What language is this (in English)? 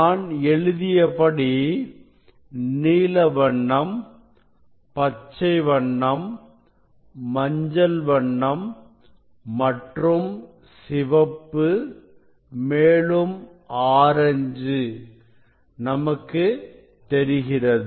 Tamil